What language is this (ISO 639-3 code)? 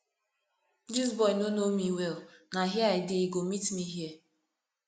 pcm